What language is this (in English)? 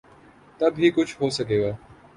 Urdu